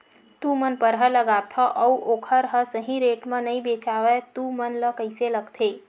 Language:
Chhattisgarhi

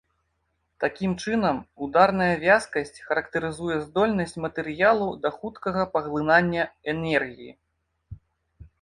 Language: Belarusian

